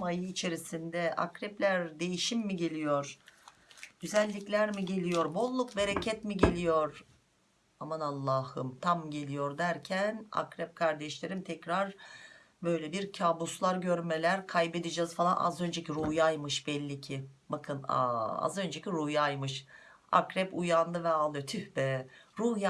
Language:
Turkish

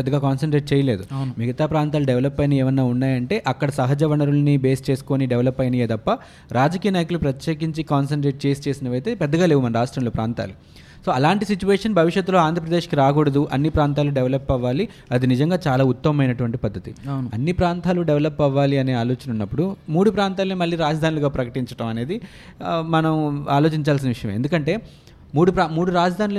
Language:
Telugu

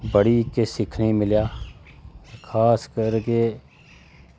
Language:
Dogri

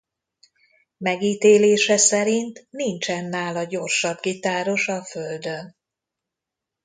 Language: Hungarian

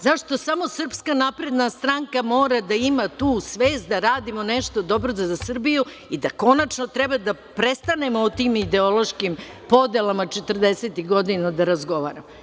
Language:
Serbian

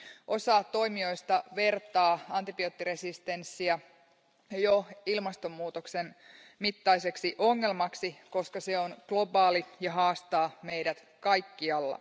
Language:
Finnish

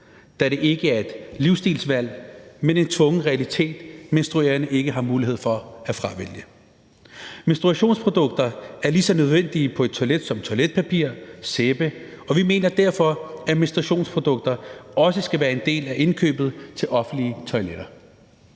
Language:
Danish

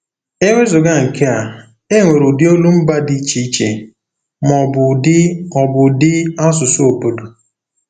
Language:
Igbo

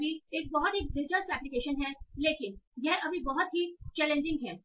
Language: Hindi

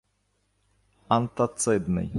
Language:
Ukrainian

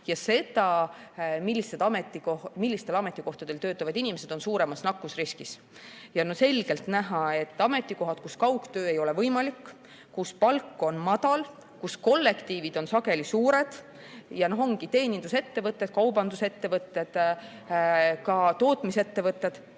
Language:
Estonian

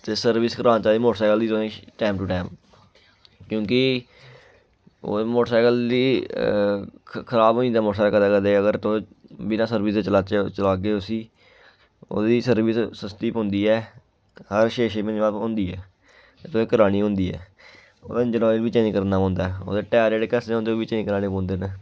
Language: Dogri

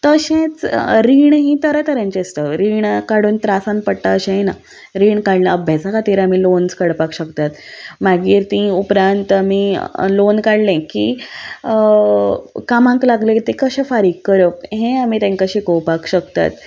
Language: Konkani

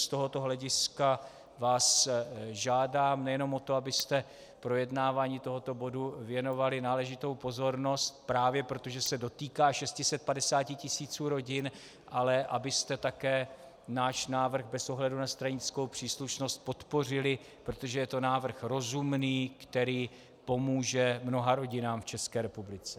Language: Czech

